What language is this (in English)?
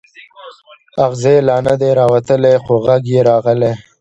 Pashto